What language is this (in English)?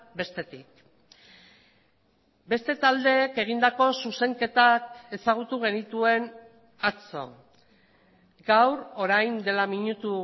Basque